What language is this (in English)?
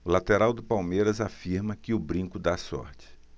Portuguese